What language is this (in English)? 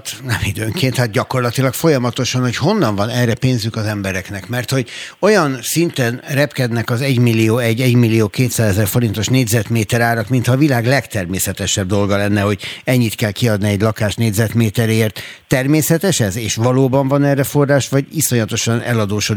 Hungarian